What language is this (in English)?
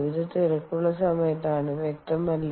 Malayalam